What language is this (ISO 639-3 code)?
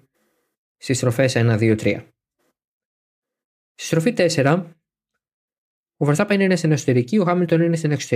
ell